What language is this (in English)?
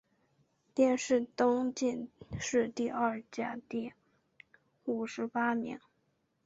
Chinese